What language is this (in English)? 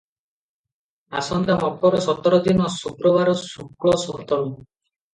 Odia